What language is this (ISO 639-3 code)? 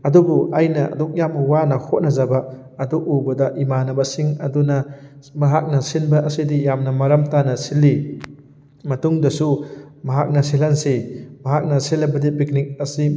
mni